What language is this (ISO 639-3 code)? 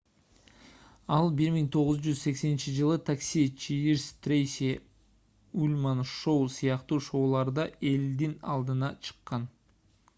kir